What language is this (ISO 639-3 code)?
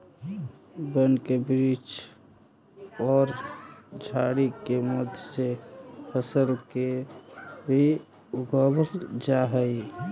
mag